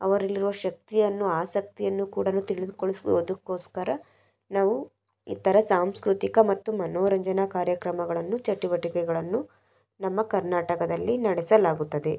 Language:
Kannada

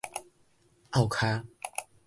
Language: Min Nan Chinese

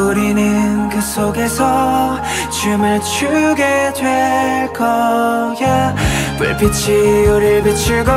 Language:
Korean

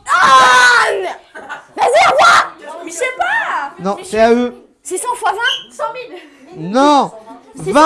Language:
French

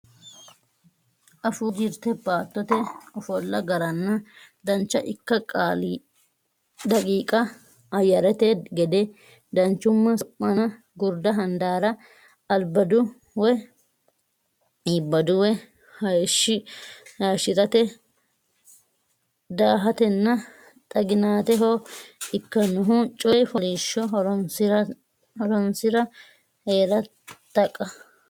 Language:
Sidamo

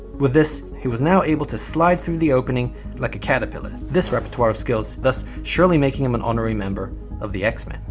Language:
English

